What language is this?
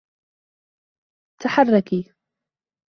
Arabic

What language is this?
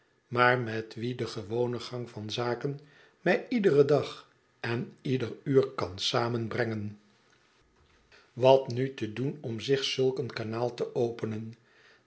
Dutch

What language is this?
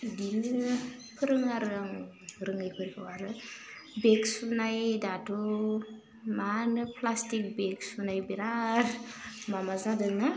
Bodo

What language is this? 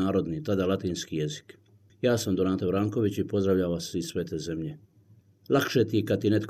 Croatian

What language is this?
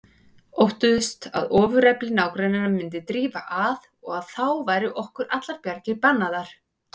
Icelandic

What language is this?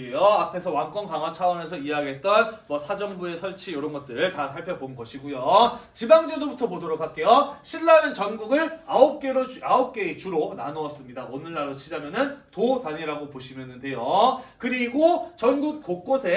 Korean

